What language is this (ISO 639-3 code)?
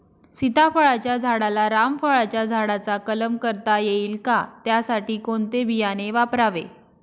mar